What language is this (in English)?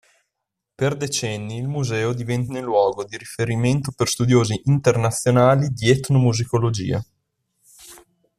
Italian